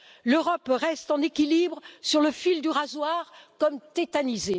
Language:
French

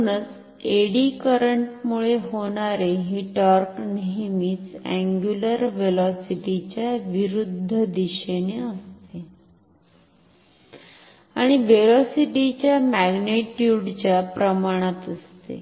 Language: Marathi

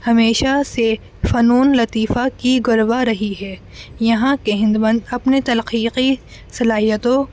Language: Urdu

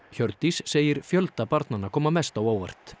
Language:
Icelandic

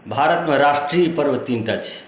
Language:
Maithili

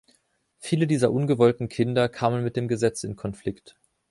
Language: German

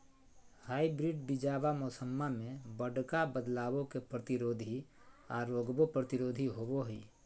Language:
Magahi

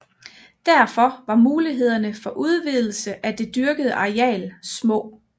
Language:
Danish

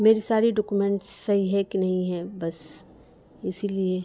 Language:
Urdu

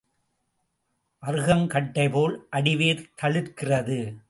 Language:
Tamil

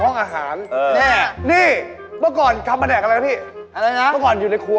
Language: Thai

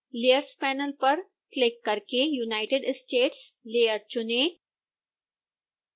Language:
Hindi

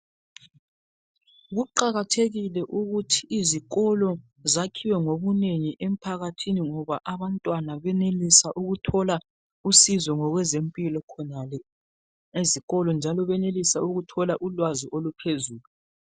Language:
North Ndebele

